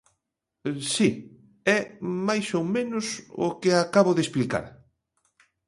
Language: Galician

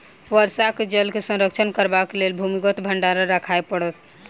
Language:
Maithili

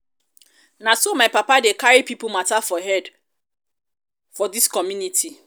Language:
Nigerian Pidgin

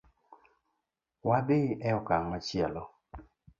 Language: Luo (Kenya and Tanzania)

